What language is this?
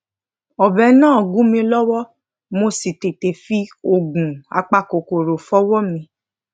Yoruba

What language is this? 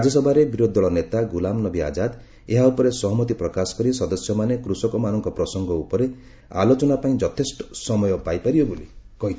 Odia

